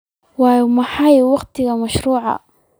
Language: Somali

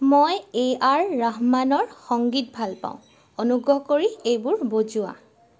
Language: Assamese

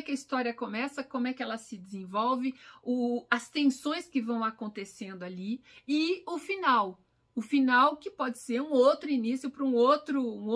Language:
Portuguese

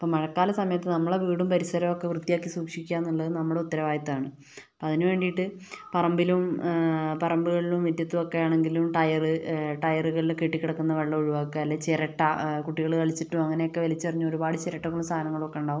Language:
Malayalam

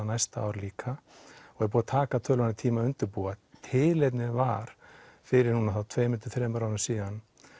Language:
Icelandic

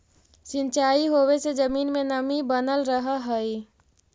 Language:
Magahi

